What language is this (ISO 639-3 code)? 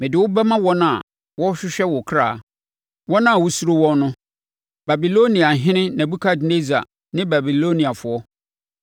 aka